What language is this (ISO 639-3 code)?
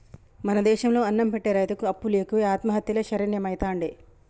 tel